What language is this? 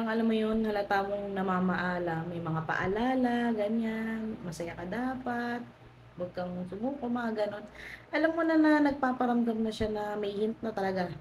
Filipino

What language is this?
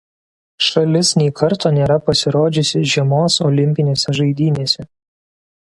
Lithuanian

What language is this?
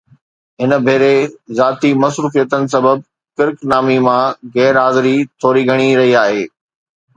Sindhi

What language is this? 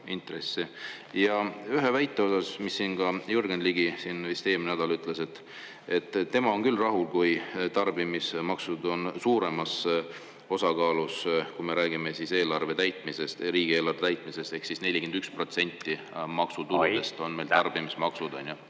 Estonian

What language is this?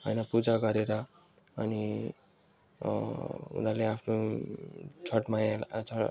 Nepali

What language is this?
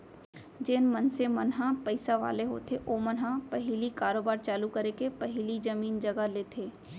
Chhattisgarhi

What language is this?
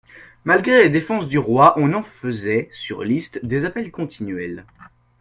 French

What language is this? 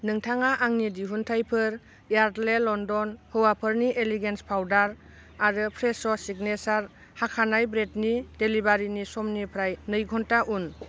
Bodo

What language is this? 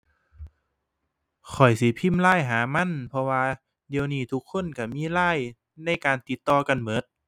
Thai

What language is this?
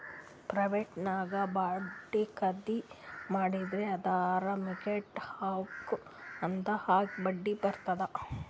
Kannada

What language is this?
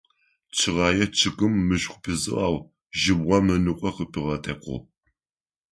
Adyghe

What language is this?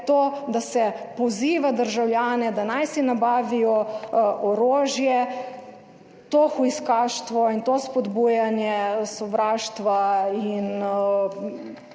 Slovenian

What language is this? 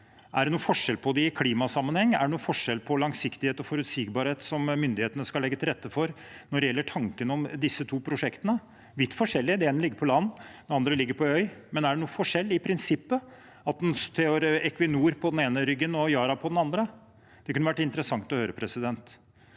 Norwegian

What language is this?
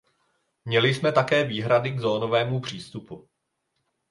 Czech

